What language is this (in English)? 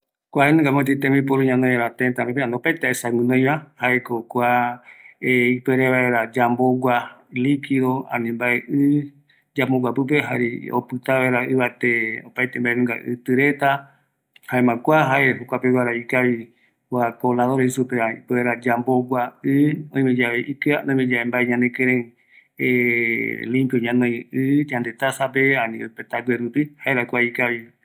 Eastern Bolivian Guaraní